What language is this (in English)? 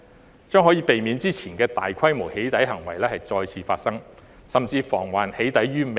Cantonese